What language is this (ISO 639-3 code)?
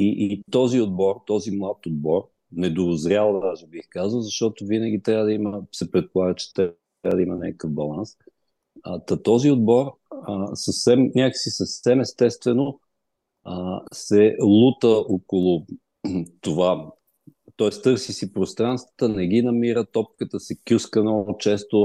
bul